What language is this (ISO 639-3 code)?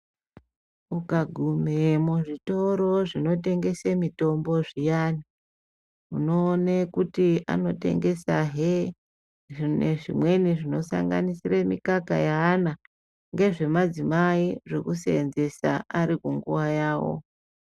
ndc